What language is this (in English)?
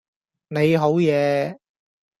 Cantonese